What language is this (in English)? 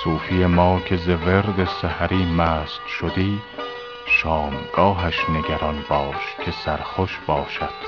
Persian